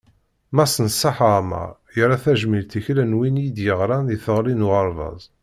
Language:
Kabyle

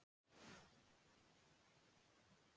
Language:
Icelandic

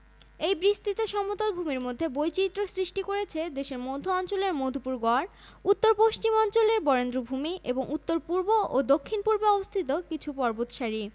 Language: Bangla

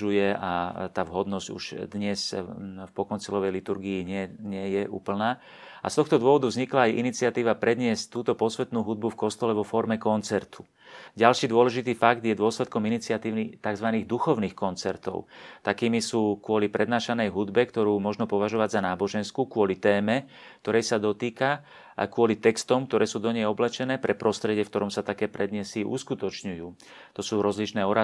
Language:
Slovak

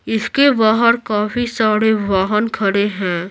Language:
Hindi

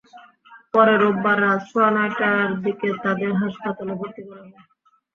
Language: Bangla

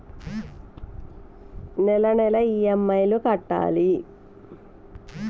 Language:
Telugu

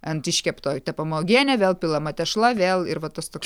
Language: Lithuanian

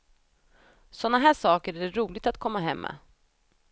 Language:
Swedish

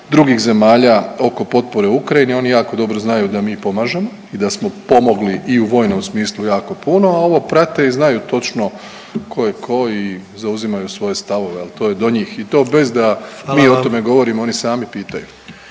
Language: Croatian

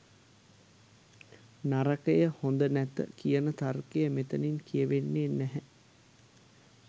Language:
Sinhala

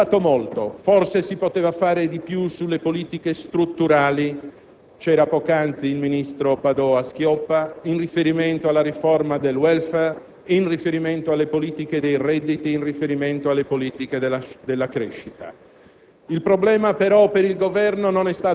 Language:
Italian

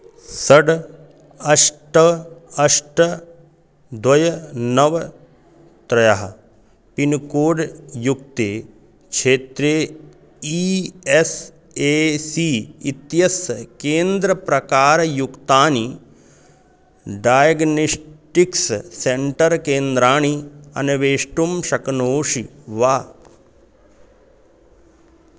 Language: Sanskrit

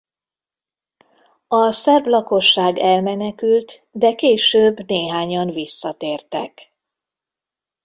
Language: Hungarian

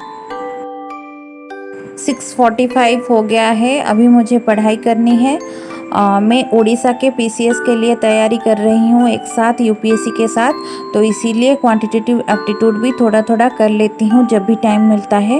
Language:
Hindi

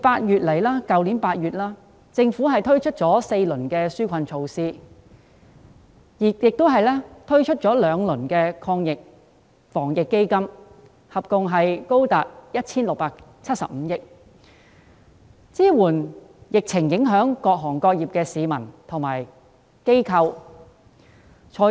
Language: Cantonese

